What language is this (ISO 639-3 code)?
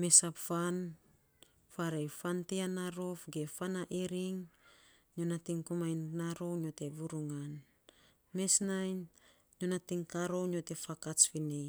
sps